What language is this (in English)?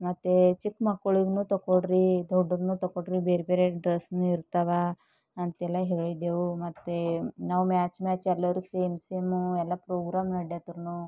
Kannada